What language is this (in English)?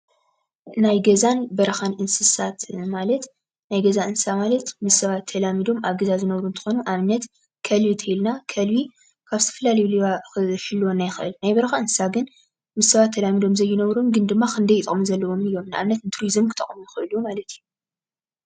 Tigrinya